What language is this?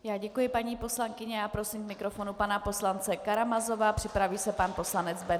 Czech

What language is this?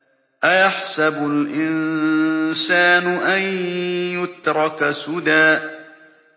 Arabic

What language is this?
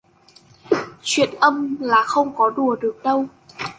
Vietnamese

